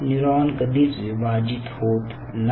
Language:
Marathi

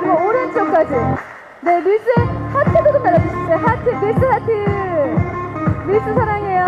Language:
Korean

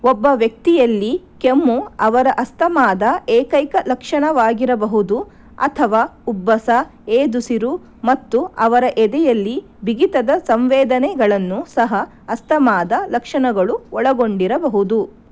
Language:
Kannada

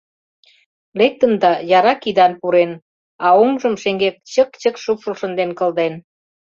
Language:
Mari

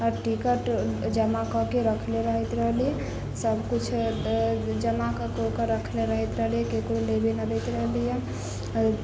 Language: Maithili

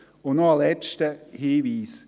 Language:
Swiss German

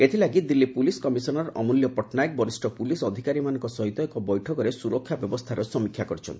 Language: Odia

